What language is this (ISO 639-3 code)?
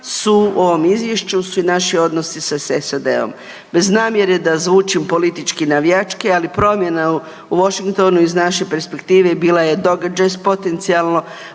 hrv